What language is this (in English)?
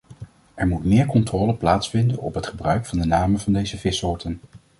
Dutch